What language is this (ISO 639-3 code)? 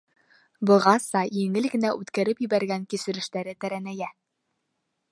bak